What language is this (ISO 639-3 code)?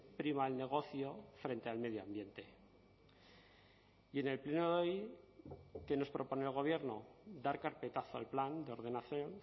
spa